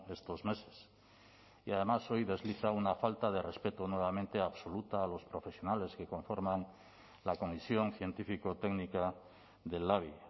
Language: Spanish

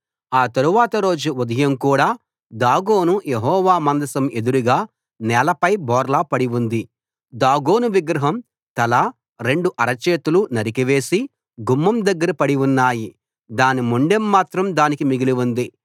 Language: Telugu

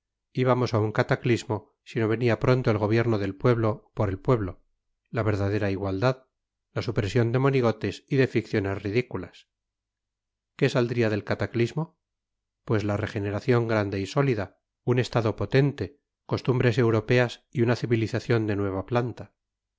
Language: Spanish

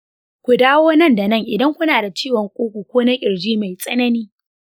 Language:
Hausa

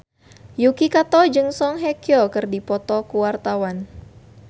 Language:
Sundanese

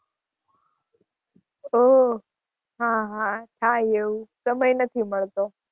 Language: Gujarati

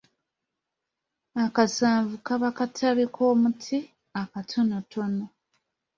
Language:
Ganda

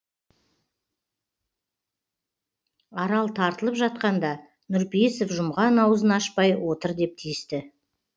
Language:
Kazakh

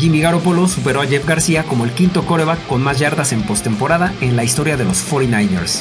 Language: Spanish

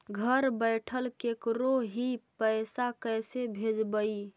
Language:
Magahi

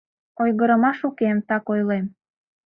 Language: Mari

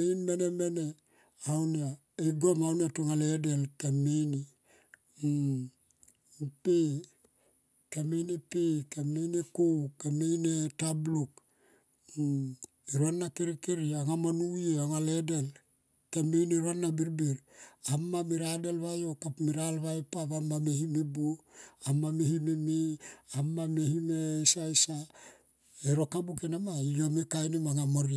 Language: Tomoip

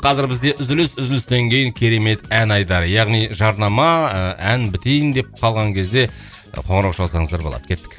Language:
Kazakh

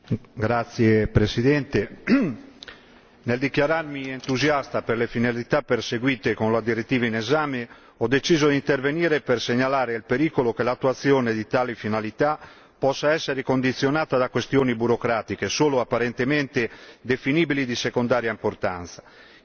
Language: Italian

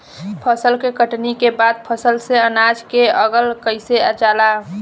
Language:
Bhojpuri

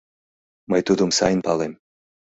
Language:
Mari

